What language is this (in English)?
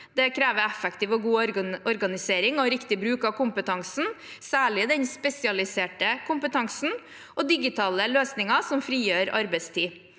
Norwegian